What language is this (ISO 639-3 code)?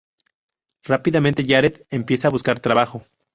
spa